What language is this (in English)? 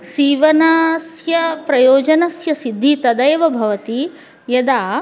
Sanskrit